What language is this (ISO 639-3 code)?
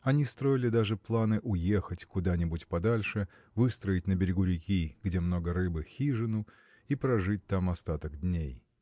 rus